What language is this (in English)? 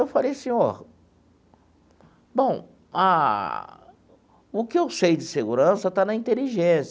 Portuguese